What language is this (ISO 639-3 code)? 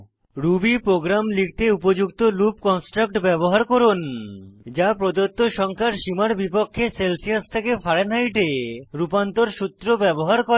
ben